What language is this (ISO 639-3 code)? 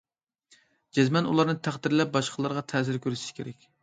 uig